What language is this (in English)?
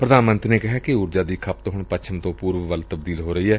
Punjabi